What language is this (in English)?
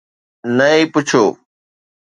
Sindhi